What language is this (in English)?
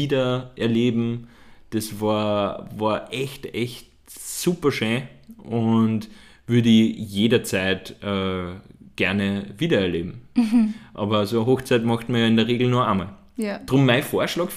German